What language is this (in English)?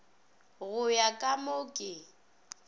Northern Sotho